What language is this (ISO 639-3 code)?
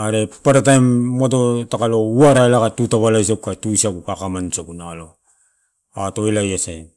ttu